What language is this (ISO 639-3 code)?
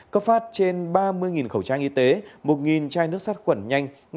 vie